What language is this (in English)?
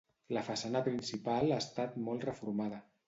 Catalan